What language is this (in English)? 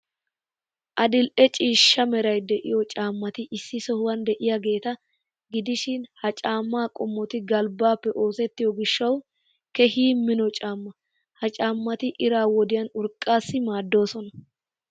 Wolaytta